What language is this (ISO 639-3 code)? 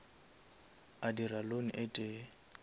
nso